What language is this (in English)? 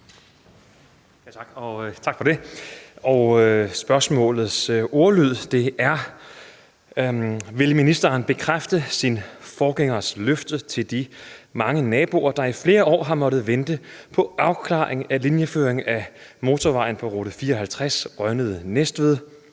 Danish